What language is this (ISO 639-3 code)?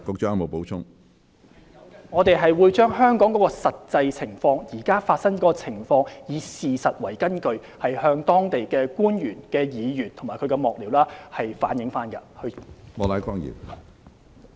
yue